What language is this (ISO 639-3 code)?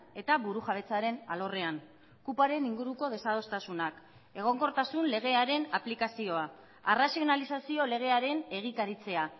eus